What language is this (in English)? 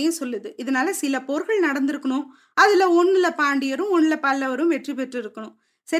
Tamil